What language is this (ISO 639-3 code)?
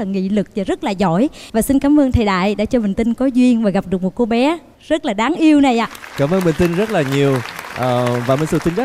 vie